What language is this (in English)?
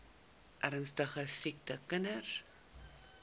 Afrikaans